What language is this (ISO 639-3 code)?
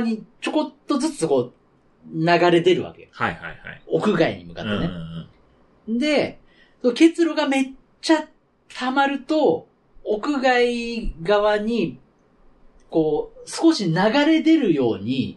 jpn